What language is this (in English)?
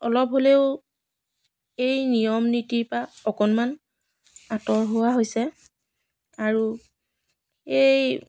Assamese